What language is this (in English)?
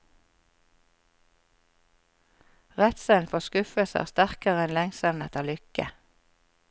Norwegian